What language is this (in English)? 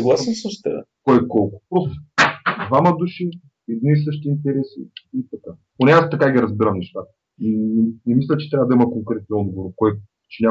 Bulgarian